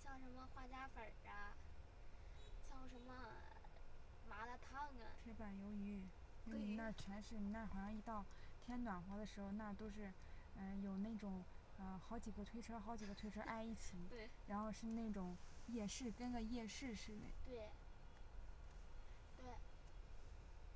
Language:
Chinese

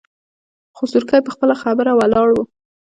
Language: Pashto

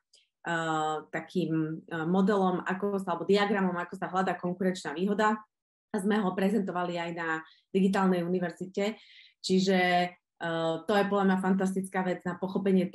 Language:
Slovak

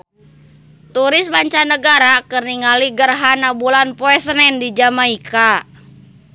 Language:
Sundanese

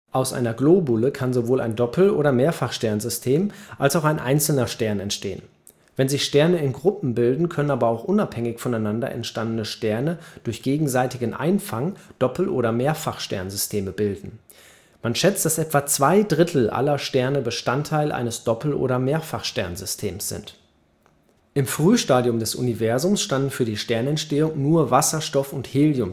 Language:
German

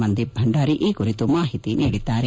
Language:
Kannada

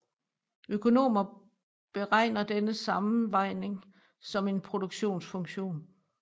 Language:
Danish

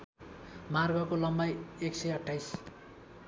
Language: Nepali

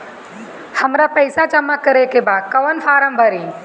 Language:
Bhojpuri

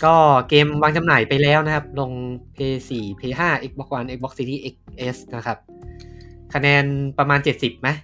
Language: Thai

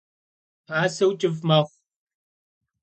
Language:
Kabardian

